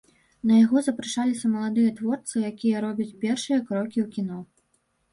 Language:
Belarusian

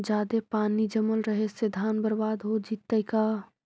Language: Magahi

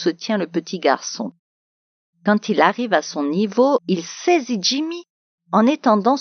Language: French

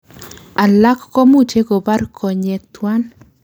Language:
Kalenjin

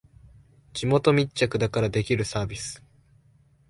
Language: Japanese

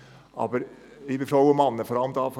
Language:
Swiss German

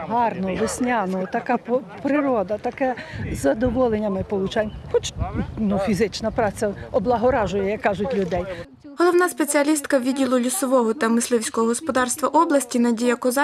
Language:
Ukrainian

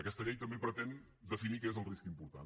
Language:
Catalan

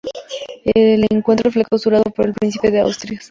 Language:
Spanish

